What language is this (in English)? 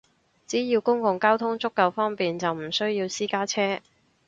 Cantonese